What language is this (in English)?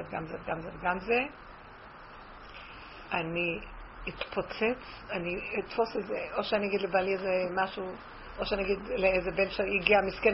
Hebrew